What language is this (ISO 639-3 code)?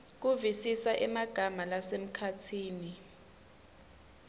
ssw